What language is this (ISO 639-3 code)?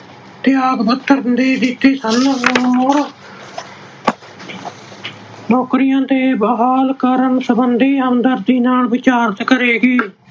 pan